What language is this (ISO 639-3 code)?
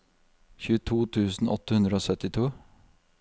nor